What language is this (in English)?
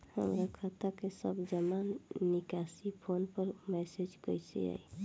Bhojpuri